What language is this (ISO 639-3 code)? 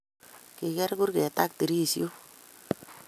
kln